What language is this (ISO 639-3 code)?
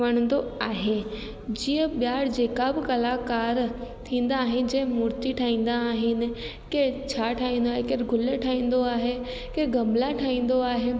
snd